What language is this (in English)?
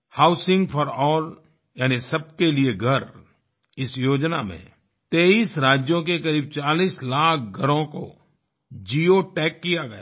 Hindi